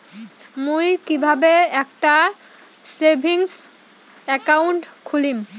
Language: Bangla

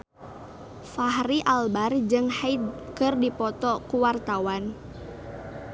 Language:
Sundanese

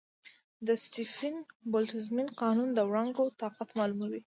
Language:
Pashto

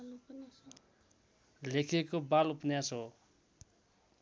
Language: Nepali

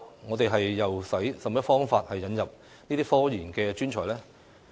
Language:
Cantonese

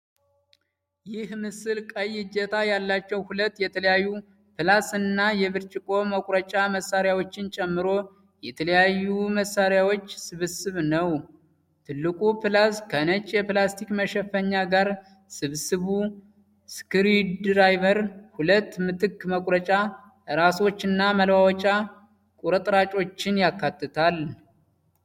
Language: Amharic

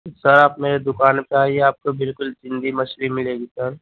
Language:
Urdu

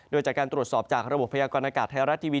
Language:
Thai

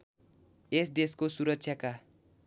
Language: Nepali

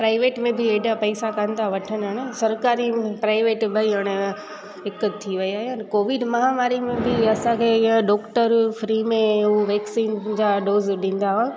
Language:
Sindhi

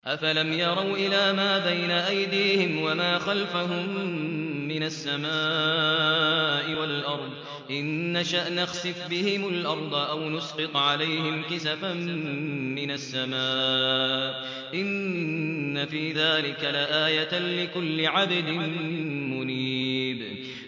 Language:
Arabic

